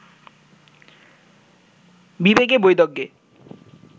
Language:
Bangla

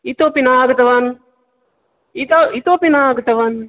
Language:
Sanskrit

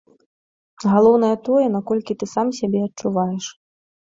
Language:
Belarusian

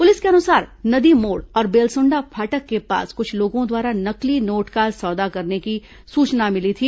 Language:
Hindi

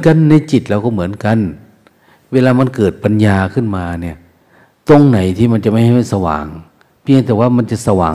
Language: Thai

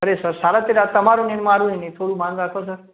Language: Gujarati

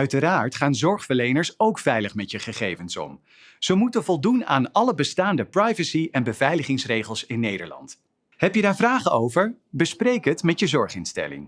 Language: Dutch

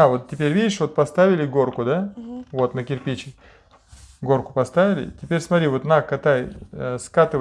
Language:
Russian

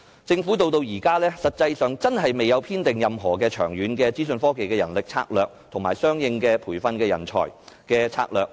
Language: Cantonese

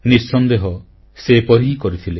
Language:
Odia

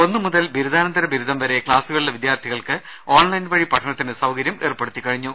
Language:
Malayalam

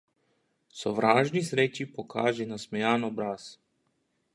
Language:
Slovenian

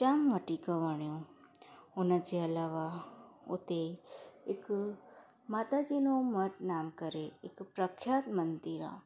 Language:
Sindhi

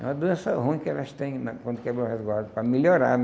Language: Portuguese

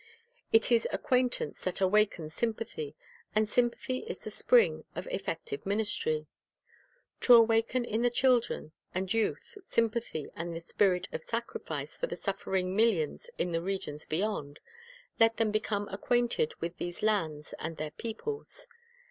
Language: English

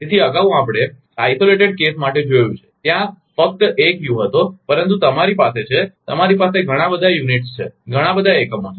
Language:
Gujarati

